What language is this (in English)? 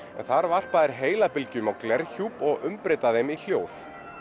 Icelandic